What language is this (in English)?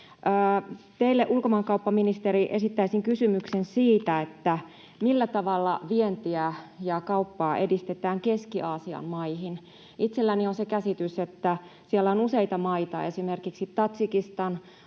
Finnish